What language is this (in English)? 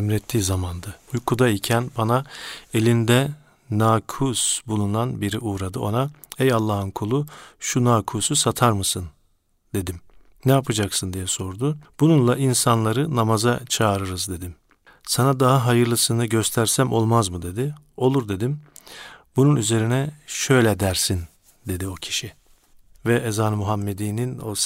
Turkish